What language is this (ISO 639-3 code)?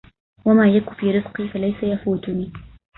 ara